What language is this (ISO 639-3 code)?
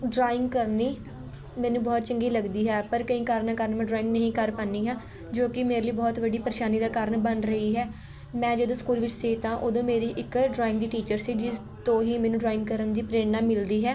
pan